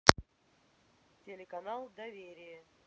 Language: Russian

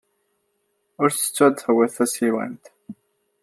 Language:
Kabyle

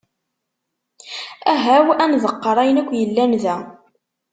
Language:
Kabyle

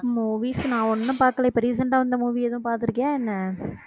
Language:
Tamil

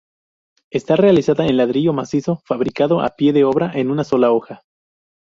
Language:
Spanish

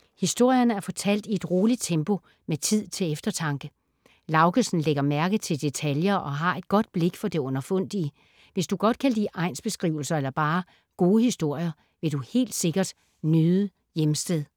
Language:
Danish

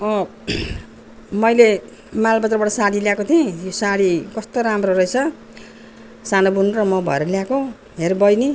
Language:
Nepali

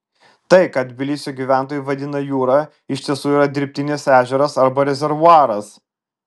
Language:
Lithuanian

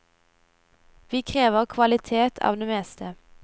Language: Norwegian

